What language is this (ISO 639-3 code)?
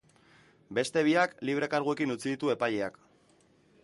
eus